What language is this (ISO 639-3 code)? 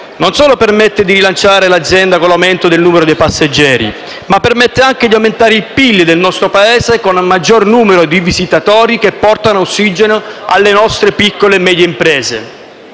ita